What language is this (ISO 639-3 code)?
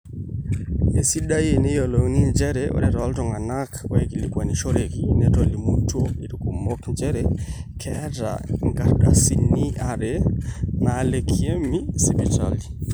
mas